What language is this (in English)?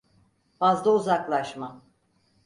Turkish